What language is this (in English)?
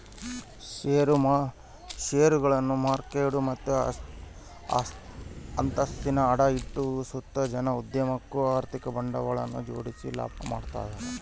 Kannada